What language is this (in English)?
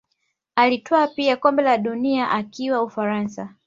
Swahili